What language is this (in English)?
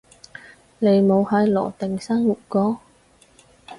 Cantonese